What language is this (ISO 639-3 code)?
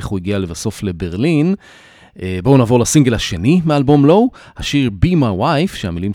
heb